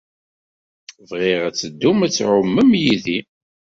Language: Kabyle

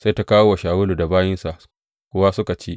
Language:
Hausa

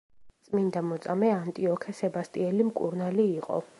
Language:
Georgian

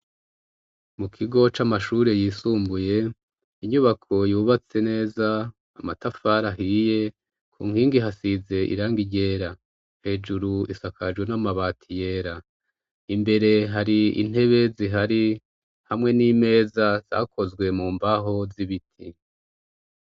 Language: Rundi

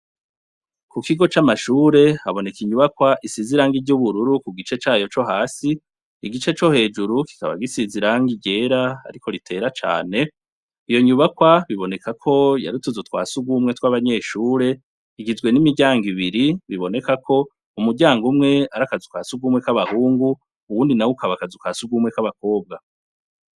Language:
Rundi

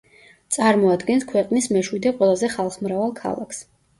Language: Georgian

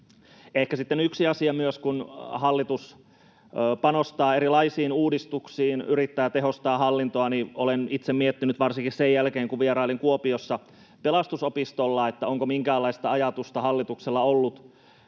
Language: Finnish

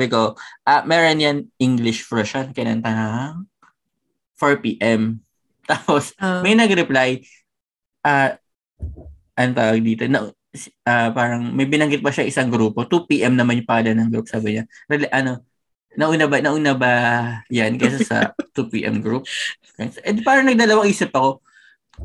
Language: Filipino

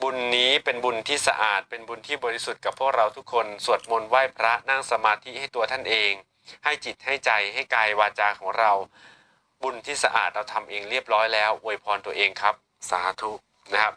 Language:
Thai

